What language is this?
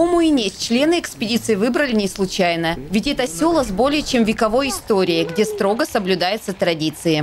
Russian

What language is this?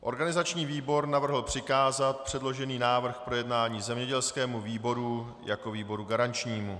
Czech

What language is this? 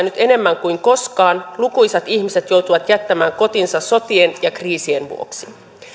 Finnish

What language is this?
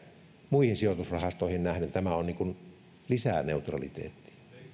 Finnish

